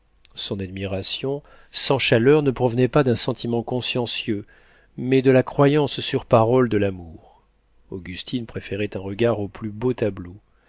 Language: French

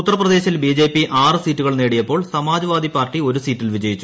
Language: Malayalam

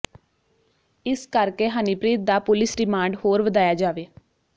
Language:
Punjabi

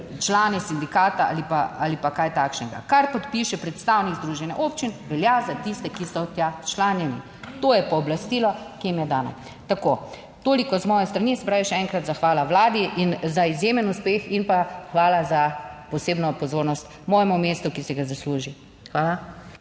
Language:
Slovenian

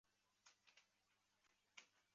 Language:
Chinese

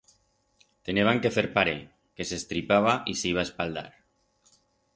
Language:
Aragonese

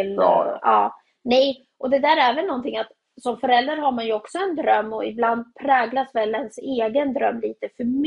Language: Swedish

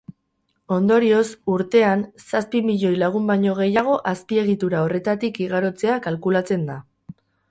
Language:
Basque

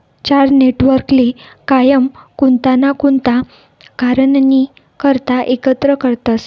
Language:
Marathi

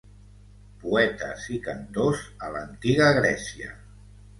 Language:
Catalan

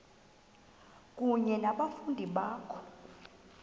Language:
Xhosa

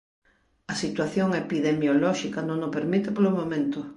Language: Galician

